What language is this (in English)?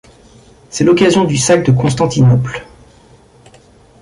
French